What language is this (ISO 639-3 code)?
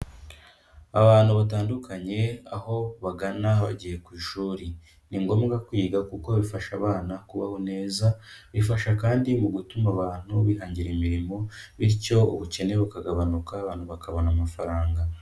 kin